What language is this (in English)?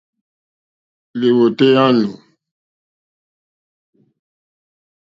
Mokpwe